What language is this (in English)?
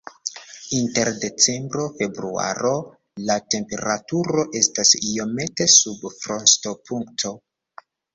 Esperanto